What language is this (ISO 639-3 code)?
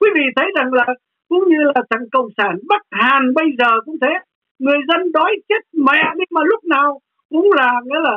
vie